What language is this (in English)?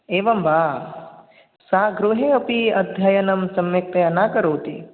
Sanskrit